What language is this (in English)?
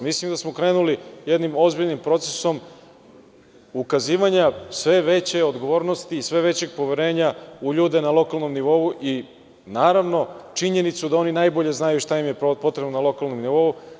Serbian